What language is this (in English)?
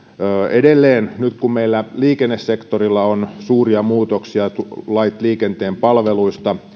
Finnish